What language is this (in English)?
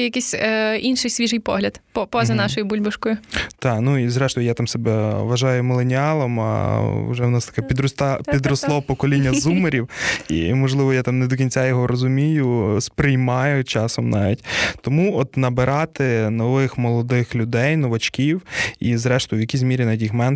Ukrainian